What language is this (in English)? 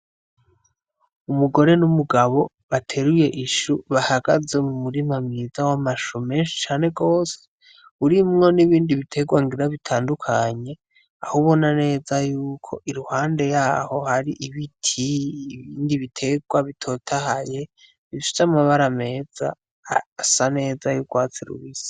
Rundi